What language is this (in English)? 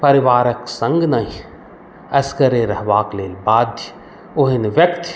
Maithili